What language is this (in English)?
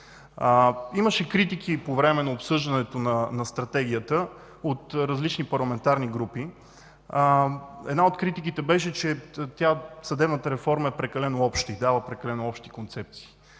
Bulgarian